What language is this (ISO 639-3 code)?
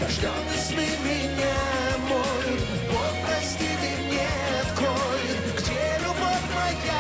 rus